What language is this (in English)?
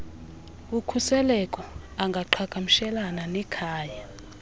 Xhosa